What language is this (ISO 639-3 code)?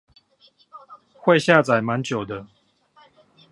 zho